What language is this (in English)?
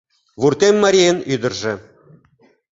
Mari